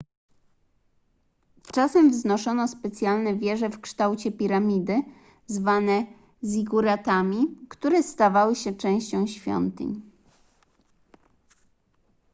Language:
Polish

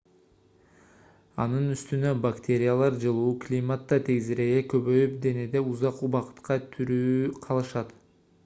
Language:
Kyrgyz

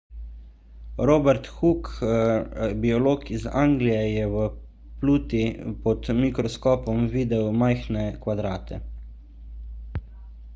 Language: Slovenian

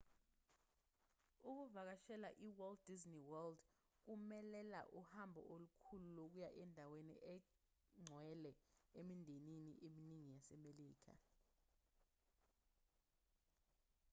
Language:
Zulu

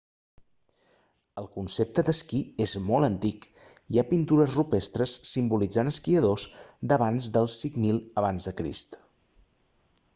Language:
Catalan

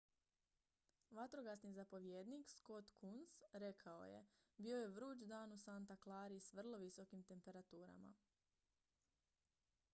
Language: Croatian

